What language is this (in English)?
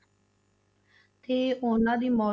Punjabi